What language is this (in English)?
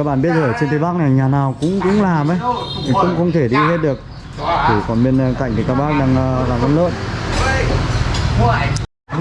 Vietnamese